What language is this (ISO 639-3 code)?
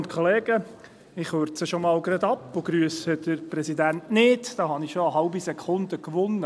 gsw